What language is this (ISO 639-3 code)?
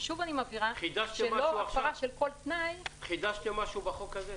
heb